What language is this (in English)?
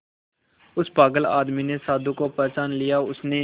Hindi